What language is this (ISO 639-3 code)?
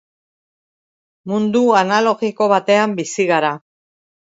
eus